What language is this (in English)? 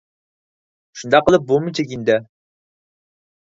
Uyghur